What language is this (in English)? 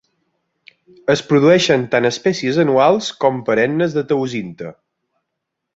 Catalan